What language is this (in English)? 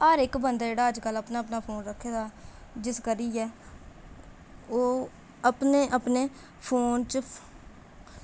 Dogri